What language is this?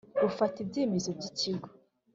Kinyarwanda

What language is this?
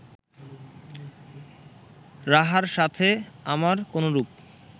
Bangla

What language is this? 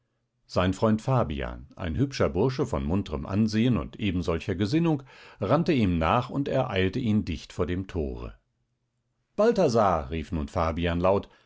German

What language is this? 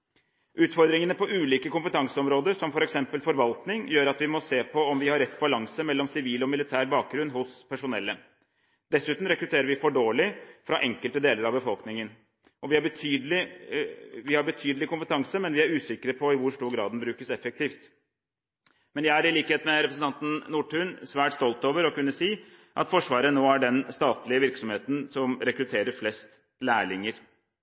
Norwegian Bokmål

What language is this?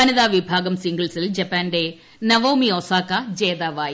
Malayalam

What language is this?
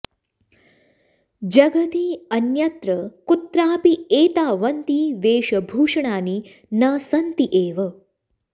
Sanskrit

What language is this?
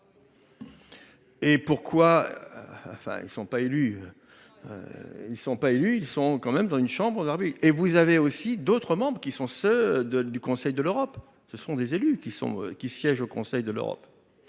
French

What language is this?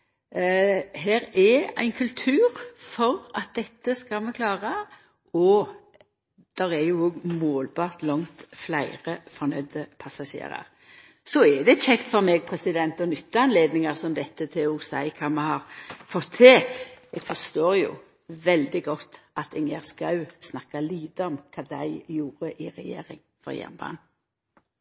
Norwegian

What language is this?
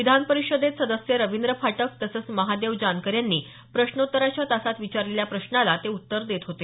Marathi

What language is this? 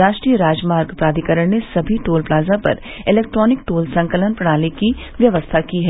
Hindi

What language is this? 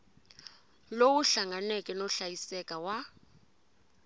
Tsonga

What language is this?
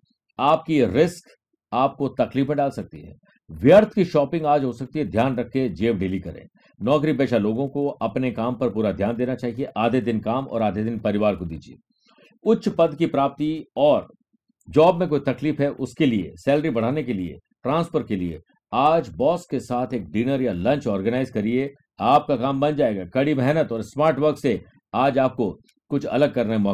Hindi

